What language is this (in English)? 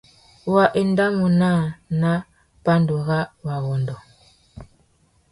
Tuki